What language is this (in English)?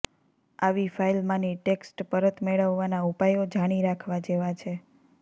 Gujarati